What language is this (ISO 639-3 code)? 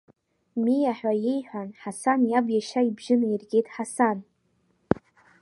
abk